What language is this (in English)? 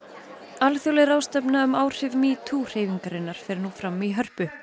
Icelandic